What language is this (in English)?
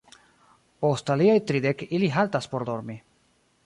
Esperanto